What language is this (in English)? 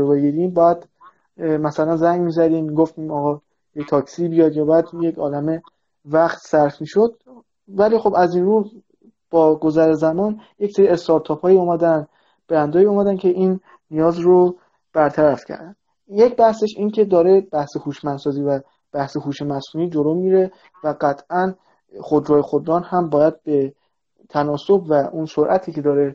Persian